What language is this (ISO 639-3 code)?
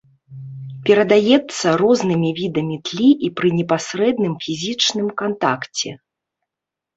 bel